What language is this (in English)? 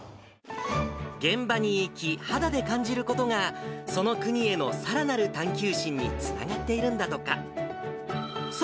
Japanese